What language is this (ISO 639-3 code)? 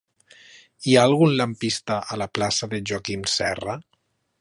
cat